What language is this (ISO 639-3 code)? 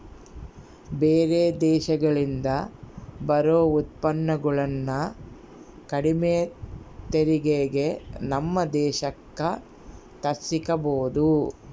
kan